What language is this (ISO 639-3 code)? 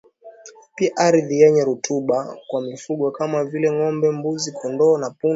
swa